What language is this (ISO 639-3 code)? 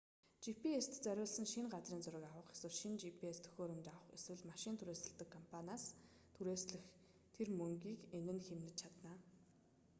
mon